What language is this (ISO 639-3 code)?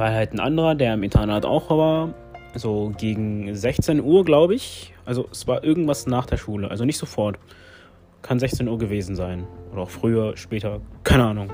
deu